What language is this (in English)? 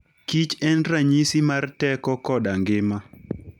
Luo (Kenya and Tanzania)